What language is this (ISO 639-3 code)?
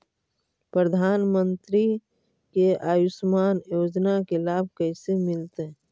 mag